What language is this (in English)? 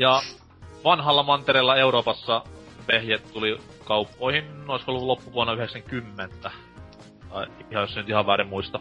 Finnish